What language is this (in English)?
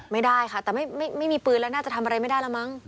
Thai